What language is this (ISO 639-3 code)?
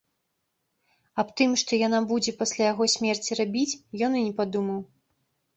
bel